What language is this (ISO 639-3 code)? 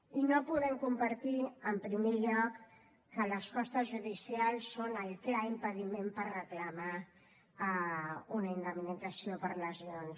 cat